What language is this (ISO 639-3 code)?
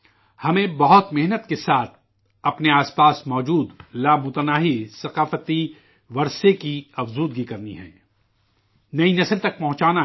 urd